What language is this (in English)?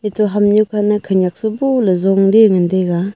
Wancho Naga